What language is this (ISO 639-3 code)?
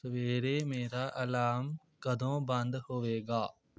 pan